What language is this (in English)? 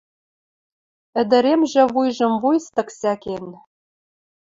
Western Mari